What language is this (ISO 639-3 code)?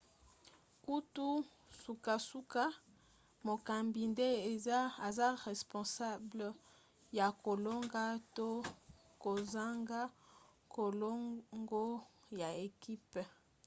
lin